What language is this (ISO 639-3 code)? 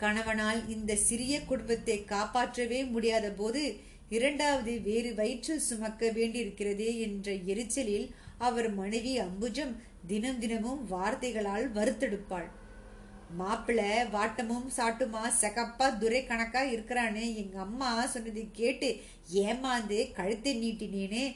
tam